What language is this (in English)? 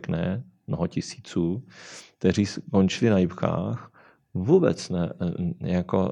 Czech